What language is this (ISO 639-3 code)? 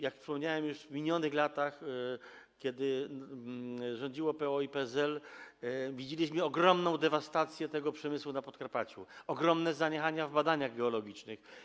pol